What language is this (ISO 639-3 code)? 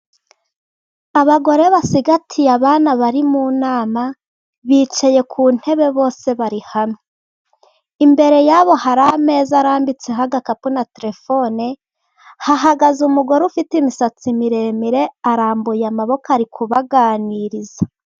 kin